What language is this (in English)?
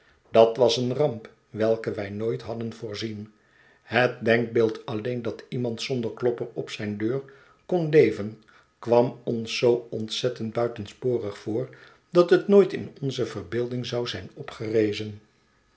Dutch